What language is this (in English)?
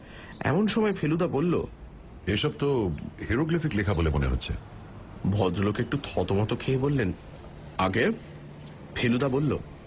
Bangla